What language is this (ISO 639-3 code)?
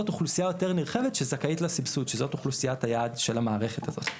heb